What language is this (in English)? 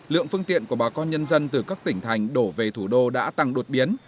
Vietnamese